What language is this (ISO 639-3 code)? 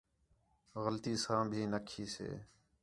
xhe